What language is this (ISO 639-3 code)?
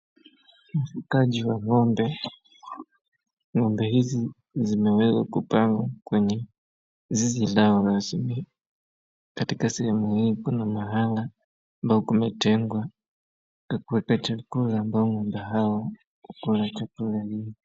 swa